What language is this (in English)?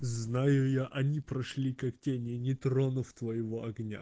Russian